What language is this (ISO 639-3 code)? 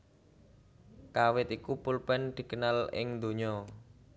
jav